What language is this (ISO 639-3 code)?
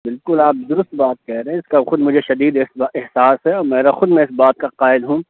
urd